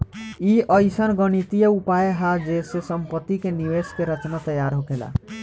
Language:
Bhojpuri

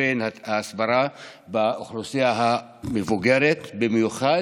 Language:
Hebrew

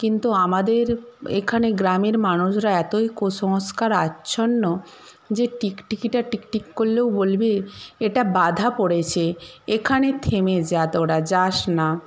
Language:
Bangla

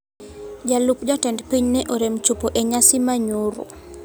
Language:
Luo (Kenya and Tanzania)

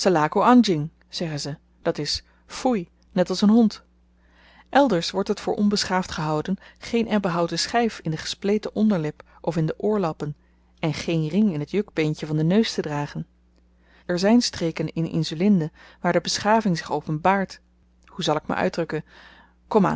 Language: Dutch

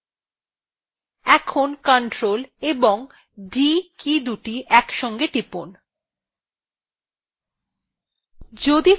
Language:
Bangla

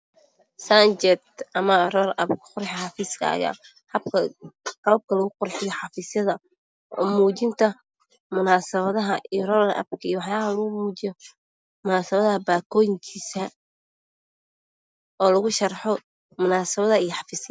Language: Somali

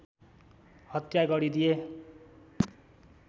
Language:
Nepali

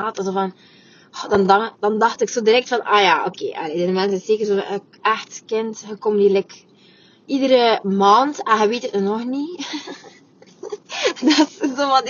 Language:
Dutch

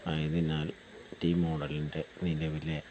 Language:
Malayalam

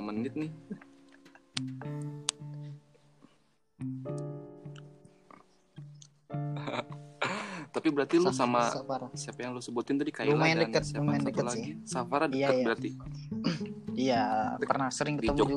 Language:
Indonesian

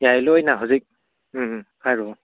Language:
Manipuri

